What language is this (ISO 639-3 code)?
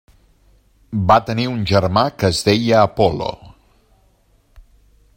cat